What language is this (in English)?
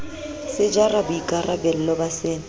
Southern Sotho